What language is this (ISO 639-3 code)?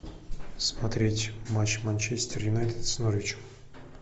rus